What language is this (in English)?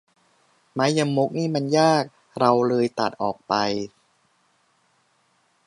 Thai